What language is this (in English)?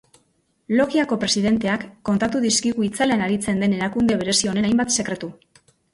Basque